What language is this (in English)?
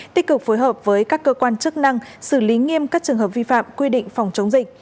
Vietnamese